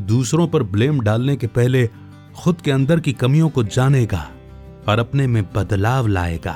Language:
Hindi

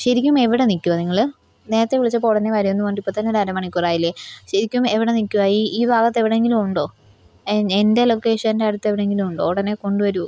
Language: Malayalam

